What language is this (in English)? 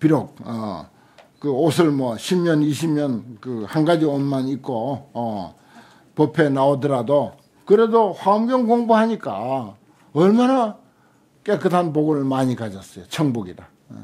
Korean